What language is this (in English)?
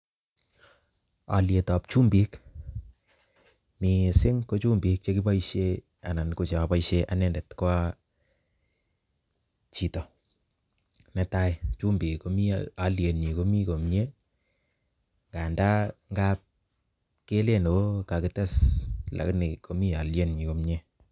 Kalenjin